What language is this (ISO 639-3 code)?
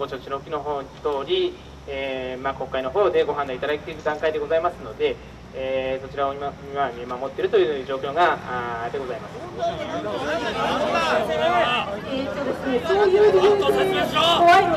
jpn